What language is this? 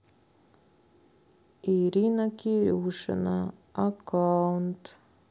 Russian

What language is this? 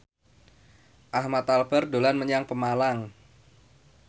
Javanese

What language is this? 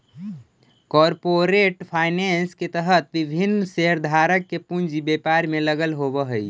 Magahi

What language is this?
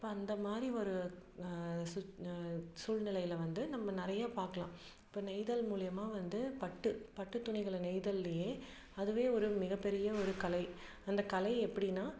Tamil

